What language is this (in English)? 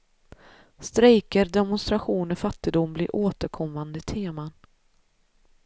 Swedish